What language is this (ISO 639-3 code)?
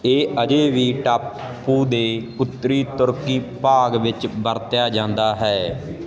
pan